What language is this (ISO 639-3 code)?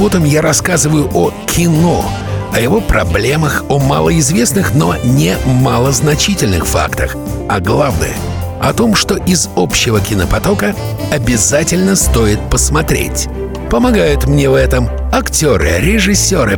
rus